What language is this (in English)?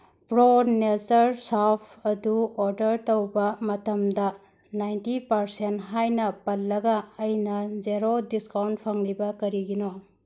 Manipuri